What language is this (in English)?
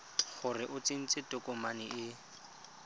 Tswana